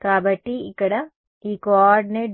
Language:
Telugu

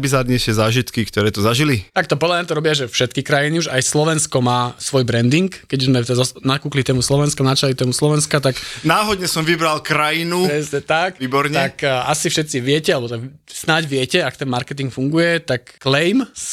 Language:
Slovak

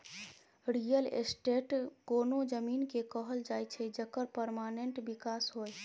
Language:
Maithili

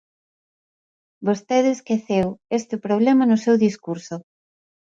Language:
Galician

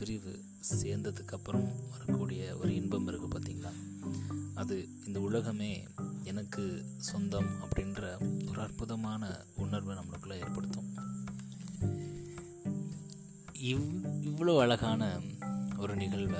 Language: Tamil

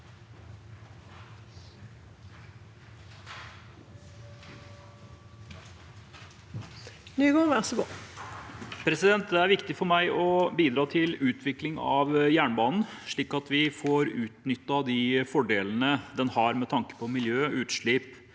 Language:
Norwegian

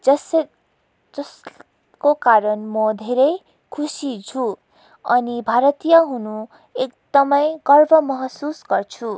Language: Nepali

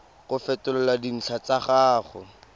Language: Tswana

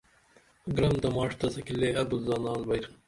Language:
Dameli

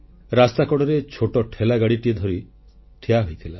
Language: Odia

